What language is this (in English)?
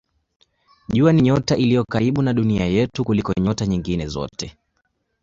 Swahili